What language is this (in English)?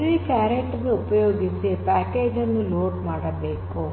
Kannada